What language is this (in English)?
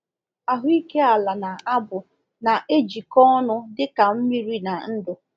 Igbo